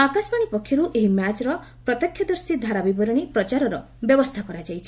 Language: Odia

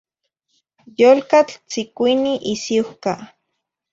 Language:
Zacatlán-Ahuacatlán-Tepetzintla Nahuatl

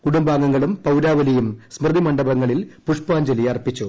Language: Malayalam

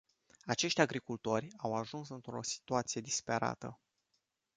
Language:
Romanian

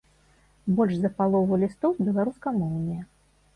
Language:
Belarusian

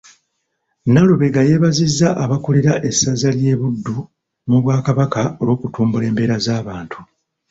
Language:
Ganda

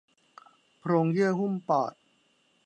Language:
Thai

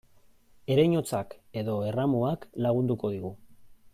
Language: Basque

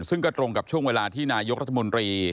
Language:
Thai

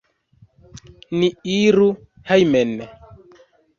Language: Esperanto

